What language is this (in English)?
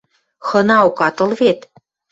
Western Mari